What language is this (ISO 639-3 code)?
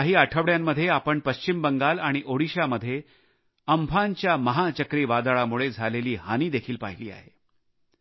mar